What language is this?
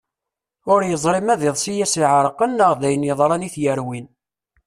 Kabyle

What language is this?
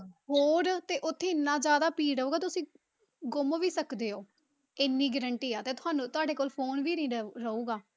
Punjabi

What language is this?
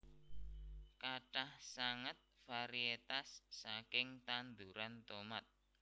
Javanese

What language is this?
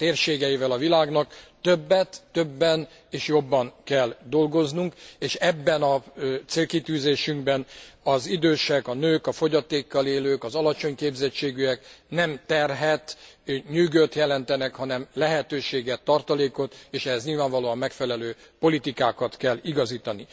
Hungarian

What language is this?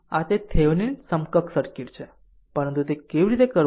Gujarati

